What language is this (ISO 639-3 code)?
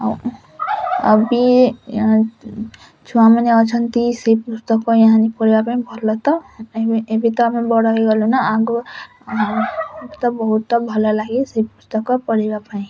ori